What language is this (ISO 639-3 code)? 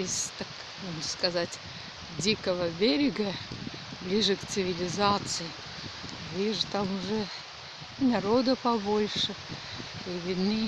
rus